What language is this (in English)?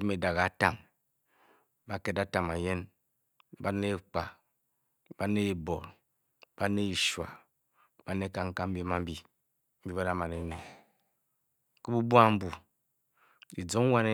Bokyi